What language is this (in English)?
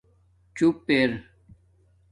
Domaaki